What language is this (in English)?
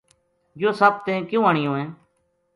Gujari